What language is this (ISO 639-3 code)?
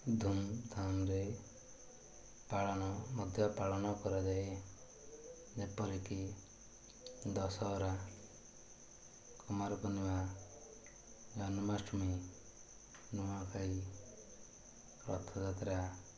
ori